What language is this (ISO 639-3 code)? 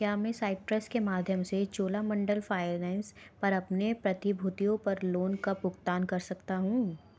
hin